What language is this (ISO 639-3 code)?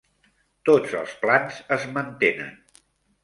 cat